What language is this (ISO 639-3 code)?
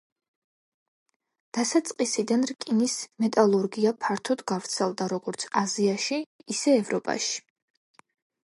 kat